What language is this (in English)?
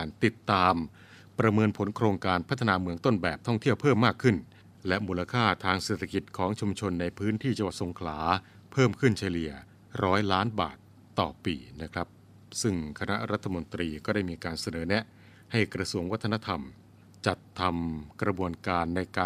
Thai